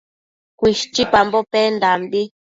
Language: Matsés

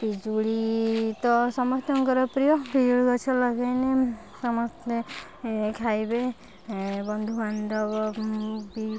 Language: Odia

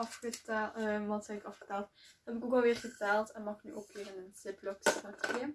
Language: Dutch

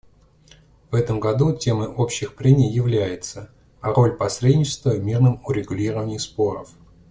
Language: Russian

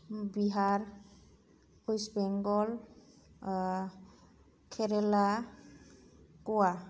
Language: Bodo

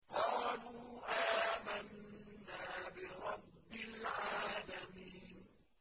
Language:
Arabic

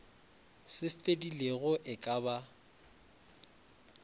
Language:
Northern Sotho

